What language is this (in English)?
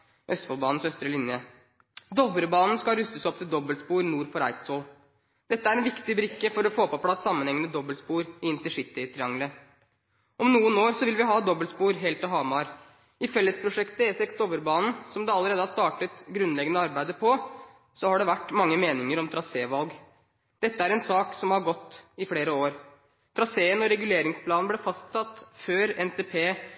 Norwegian Bokmål